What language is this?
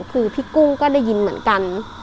Thai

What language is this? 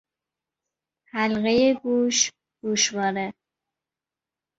Persian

